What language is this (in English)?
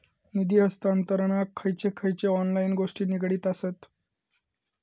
Marathi